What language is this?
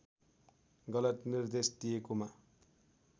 Nepali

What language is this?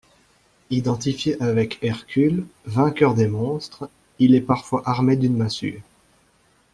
French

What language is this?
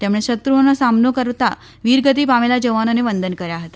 Gujarati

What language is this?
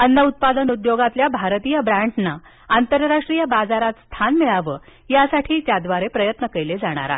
Marathi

